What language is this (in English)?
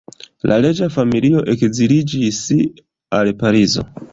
Esperanto